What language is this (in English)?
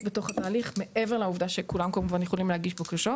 Hebrew